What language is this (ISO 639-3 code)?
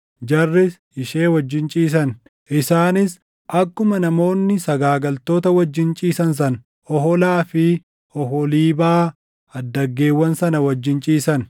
orm